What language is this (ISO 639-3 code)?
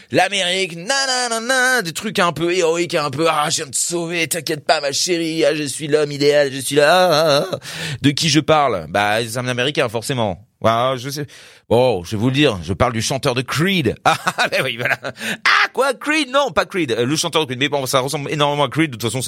fra